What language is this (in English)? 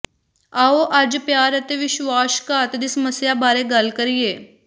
Punjabi